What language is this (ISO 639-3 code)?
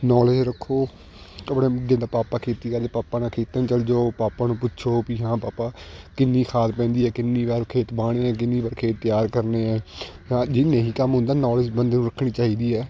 pan